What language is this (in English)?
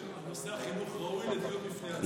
Hebrew